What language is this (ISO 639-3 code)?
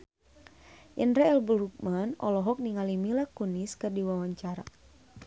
sun